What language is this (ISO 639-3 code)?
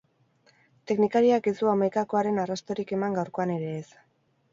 eus